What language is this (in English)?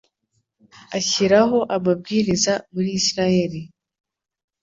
Kinyarwanda